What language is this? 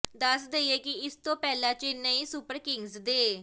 Punjabi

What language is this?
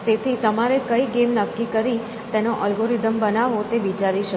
Gujarati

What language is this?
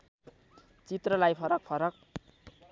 Nepali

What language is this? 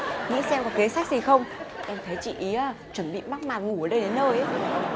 Vietnamese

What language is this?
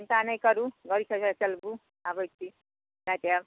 Maithili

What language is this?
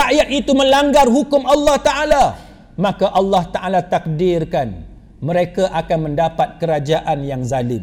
Malay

